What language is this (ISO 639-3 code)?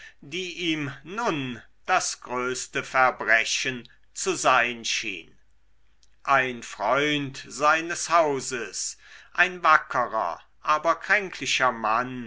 deu